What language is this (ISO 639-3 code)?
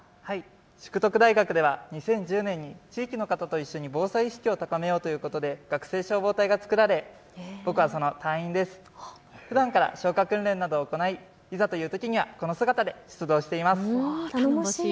jpn